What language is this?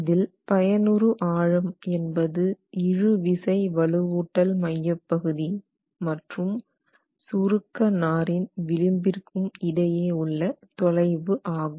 Tamil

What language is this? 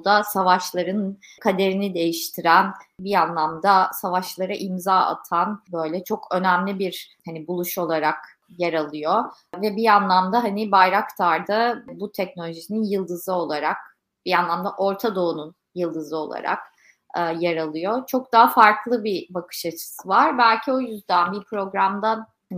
Turkish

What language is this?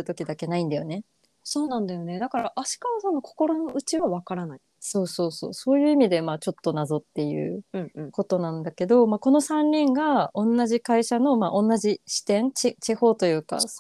Japanese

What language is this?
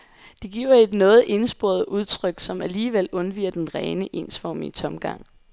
Danish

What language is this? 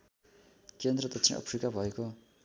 Nepali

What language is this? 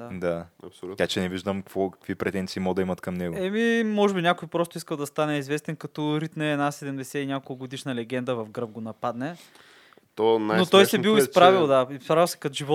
Bulgarian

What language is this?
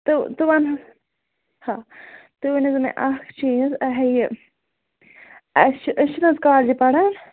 Kashmiri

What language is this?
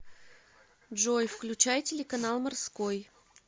Russian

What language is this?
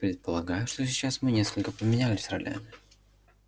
Russian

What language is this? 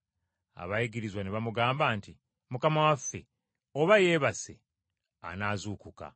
Ganda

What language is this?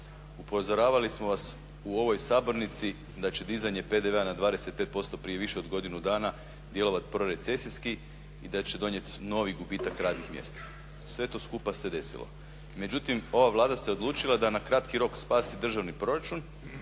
Croatian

